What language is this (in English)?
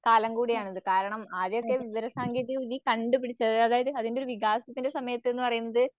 Malayalam